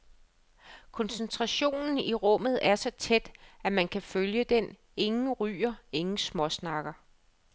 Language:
Danish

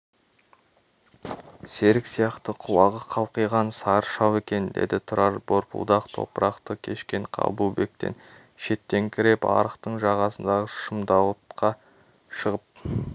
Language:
Kazakh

